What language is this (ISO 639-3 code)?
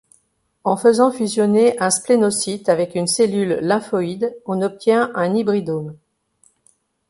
fra